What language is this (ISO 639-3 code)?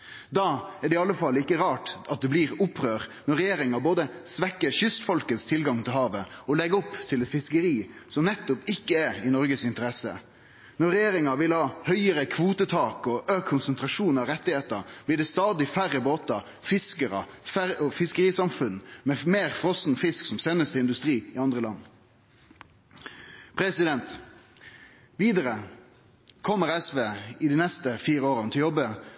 nno